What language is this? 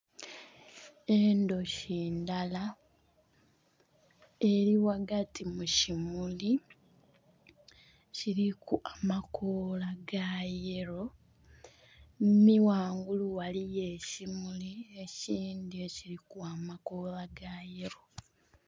Soga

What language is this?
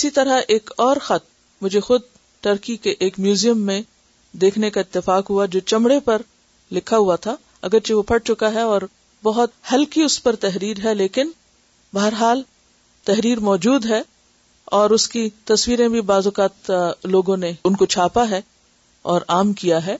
Urdu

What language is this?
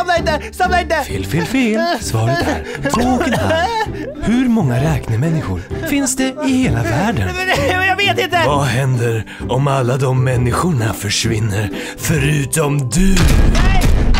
Swedish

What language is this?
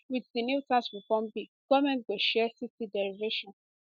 Nigerian Pidgin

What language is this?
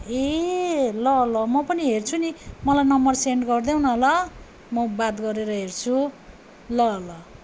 Nepali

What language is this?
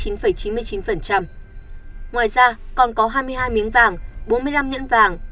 Vietnamese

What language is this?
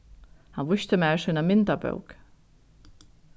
Faroese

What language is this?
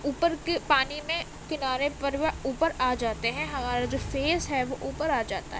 Urdu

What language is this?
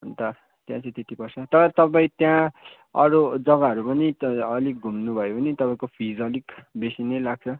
Nepali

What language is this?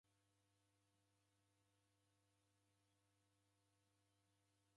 Taita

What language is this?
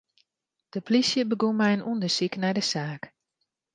Western Frisian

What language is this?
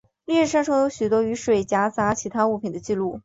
Chinese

